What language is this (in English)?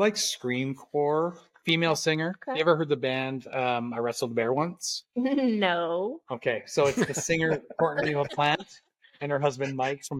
English